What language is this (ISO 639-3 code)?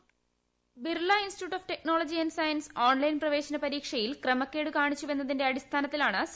mal